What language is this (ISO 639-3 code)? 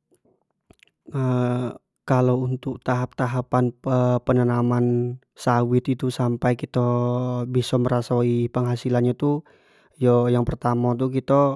jax